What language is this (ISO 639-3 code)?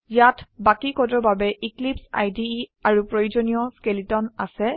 asm